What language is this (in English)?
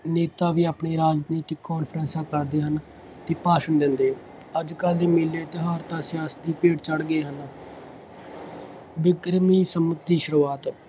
Punjabi